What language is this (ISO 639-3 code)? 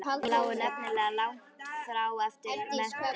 isl